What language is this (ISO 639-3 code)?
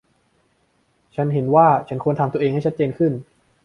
tha